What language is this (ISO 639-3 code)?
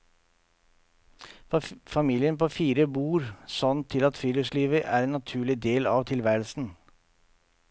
nor